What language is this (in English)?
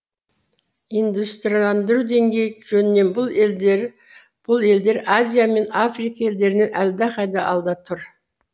Kazakh